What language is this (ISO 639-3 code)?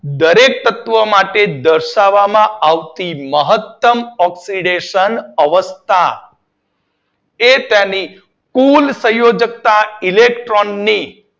guj